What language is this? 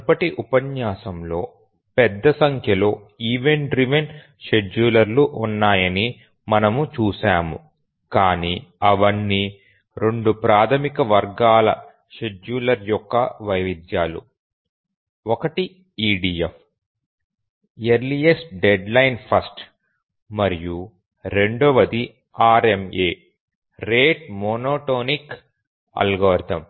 Telugu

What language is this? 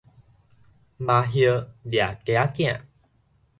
Min Nan Chinese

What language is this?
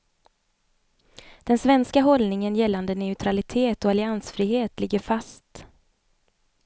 Swedish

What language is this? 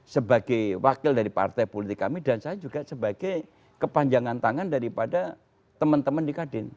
Indonesian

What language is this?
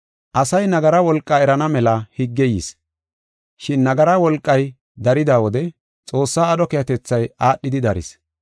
Gofa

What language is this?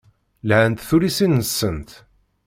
Kabyle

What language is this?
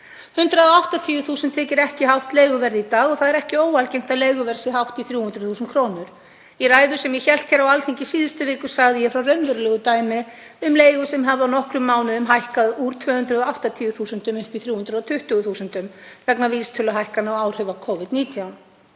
Icelandic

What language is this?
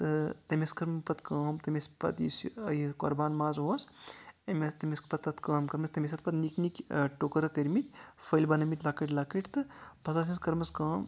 Kashmiri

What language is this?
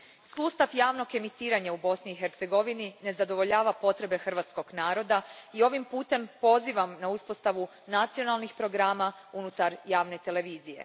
Croatian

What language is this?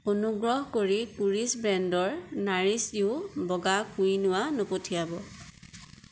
Assamese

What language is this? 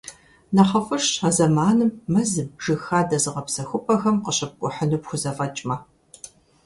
Kabardian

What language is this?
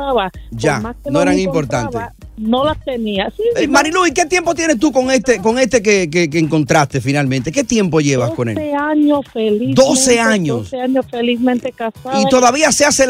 Spanish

